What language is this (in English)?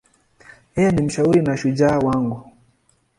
Swahili